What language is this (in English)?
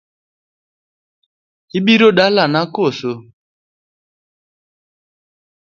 Luo (Kenya and Tanzania)